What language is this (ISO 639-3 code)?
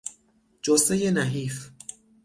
fas